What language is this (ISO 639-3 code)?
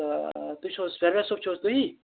kas